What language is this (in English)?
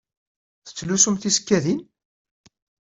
Kabyle